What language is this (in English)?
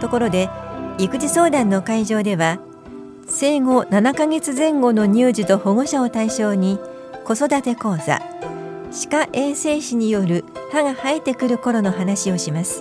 Japanese